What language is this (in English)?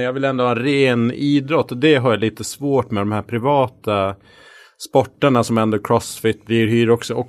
Swedish